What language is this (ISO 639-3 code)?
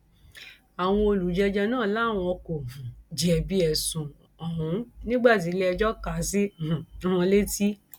yor